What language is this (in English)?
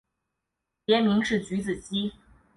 Chinese